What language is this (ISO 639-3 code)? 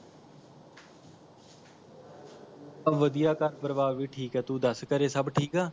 pan